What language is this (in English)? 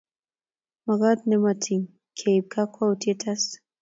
Kalenjin